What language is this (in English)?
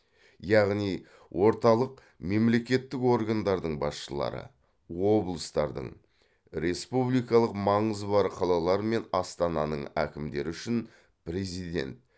Kazakh